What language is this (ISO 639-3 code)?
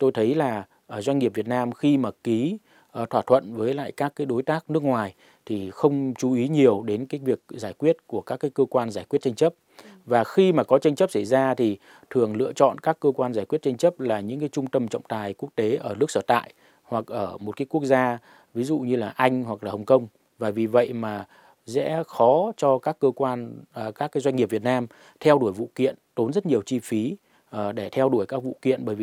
vie